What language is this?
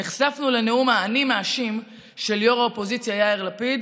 Hebrew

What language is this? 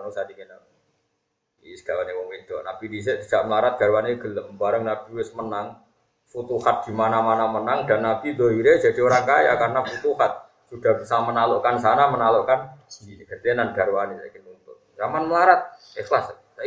Indonesian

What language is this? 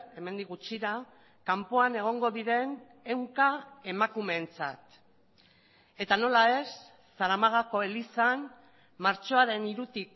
Basque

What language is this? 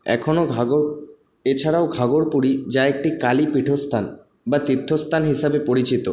Bangla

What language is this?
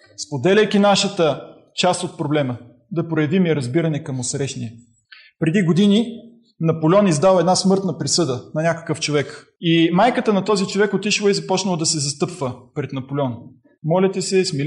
Bulgarian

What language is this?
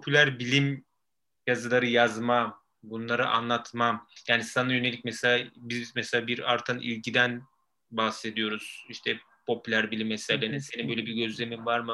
Turkish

